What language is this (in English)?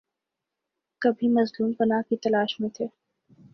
Urdu